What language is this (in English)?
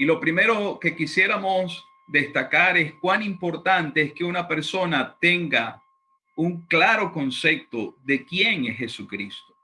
Spanish